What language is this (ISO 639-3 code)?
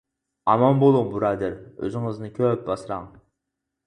uig